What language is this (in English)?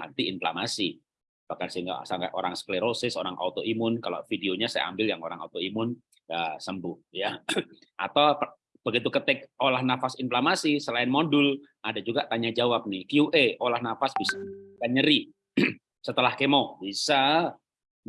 Indonesian